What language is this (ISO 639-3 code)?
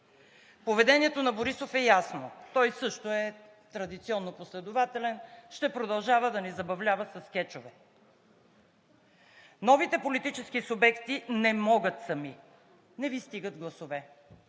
bul